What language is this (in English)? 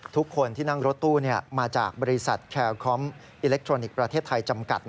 Thai